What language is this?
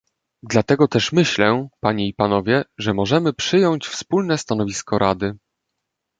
Polish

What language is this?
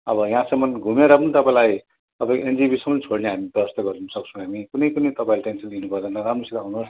Nepali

